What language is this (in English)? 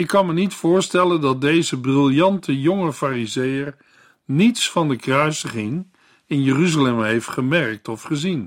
Dutch